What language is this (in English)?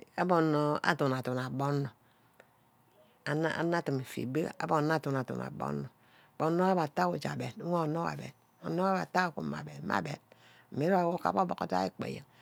Ubaghara